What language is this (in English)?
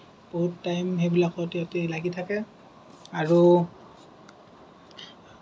Assamese